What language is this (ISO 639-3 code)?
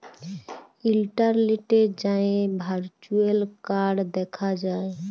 ben